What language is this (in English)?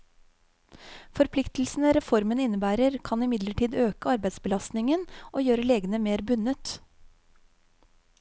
Norwegian